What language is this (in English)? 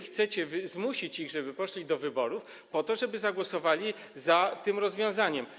Polish